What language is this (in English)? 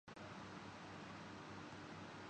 Urdu